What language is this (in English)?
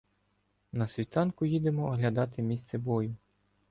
Ukrainian